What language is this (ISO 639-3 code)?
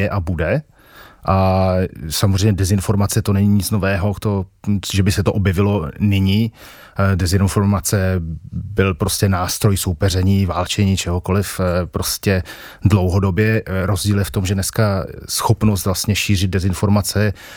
ces